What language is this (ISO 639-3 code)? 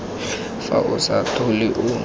tsn